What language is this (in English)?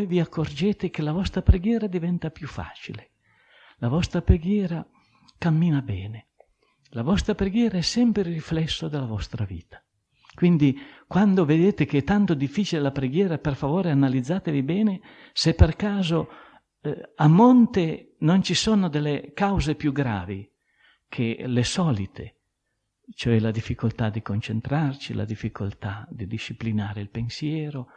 Italian